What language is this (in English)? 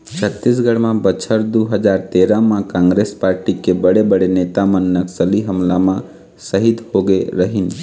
Chhattisgarhi